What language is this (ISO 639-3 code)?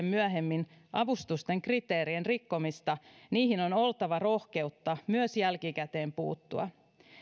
fin